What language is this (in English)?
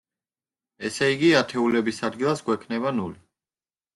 Georgian